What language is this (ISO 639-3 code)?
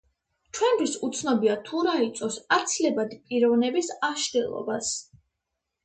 kat